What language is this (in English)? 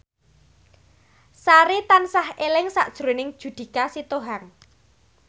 Javanese